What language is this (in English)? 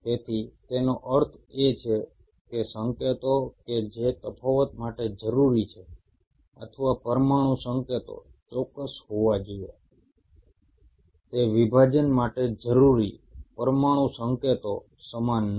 Gujarati